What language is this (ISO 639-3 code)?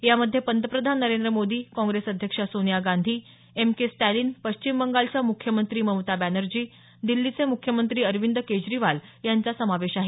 mar